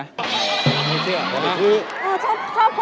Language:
Thai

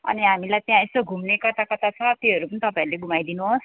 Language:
Nepali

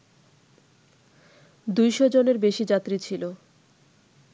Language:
Bangla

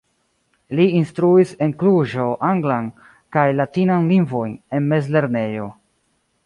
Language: Esperanto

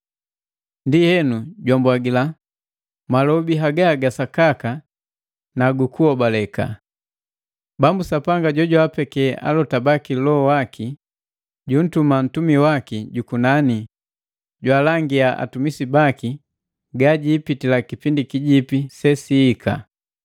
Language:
Matengo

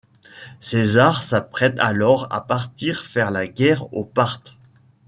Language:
French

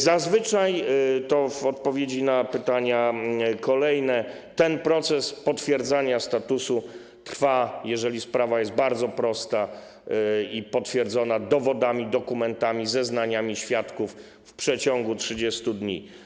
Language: Polish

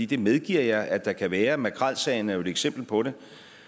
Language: Danish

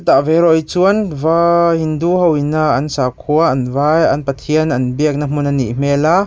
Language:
Mizo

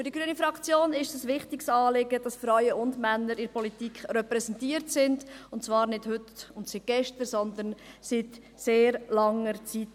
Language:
Swiss German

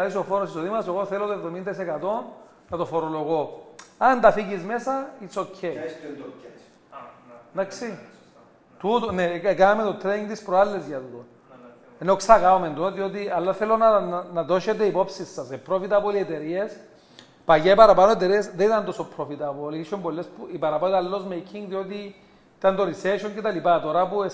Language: Greek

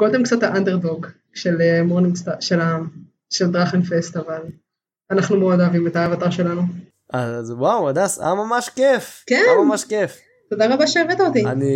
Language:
Hebrew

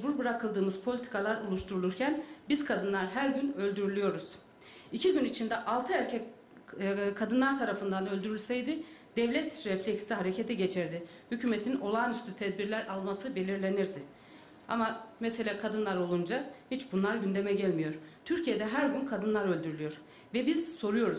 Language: Turkish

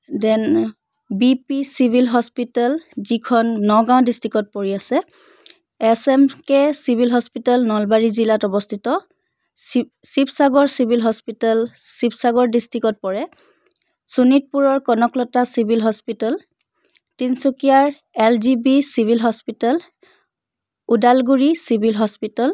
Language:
Assamese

